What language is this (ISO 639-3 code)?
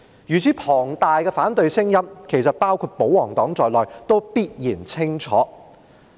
yue